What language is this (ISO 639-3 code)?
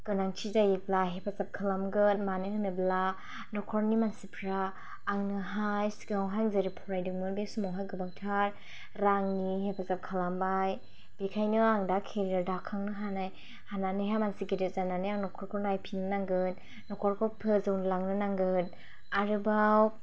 brx